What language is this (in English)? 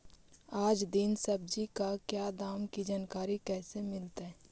Magahi